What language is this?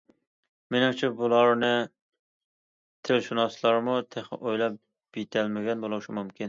Uyghur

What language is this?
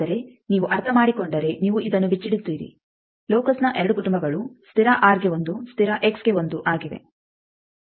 Kannada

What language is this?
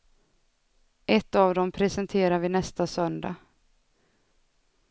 Swedish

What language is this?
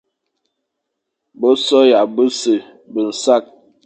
Fang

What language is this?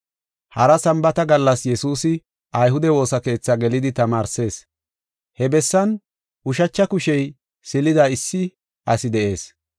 Gofa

